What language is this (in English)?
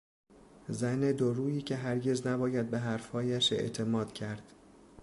Persian